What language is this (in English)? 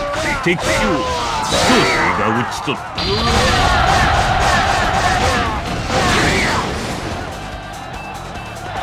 Japanese